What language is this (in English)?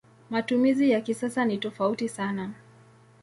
Swahili